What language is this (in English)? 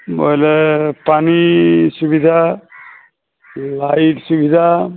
Odia